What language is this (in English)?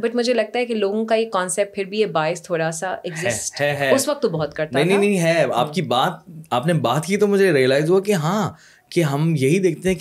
Urdu